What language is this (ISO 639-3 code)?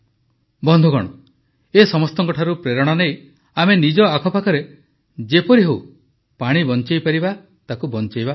ori